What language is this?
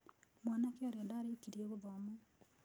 Kikuyu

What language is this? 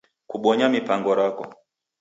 Taita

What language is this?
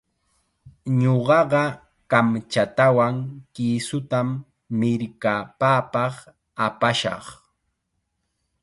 Chiquián Ancash Quechua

